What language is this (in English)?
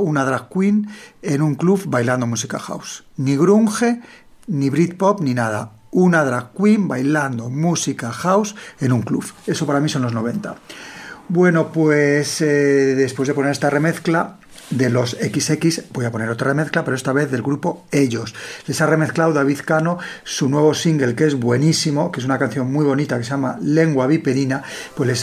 Spanish